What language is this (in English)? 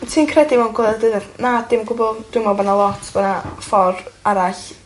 Welsh